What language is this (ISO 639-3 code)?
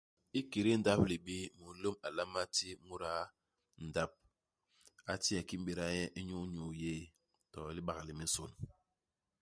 bas